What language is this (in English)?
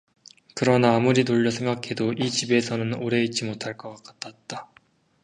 Korean